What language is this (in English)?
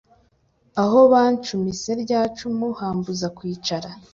Kinyarwanda